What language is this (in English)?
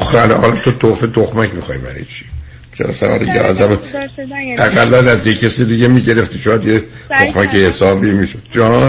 Persian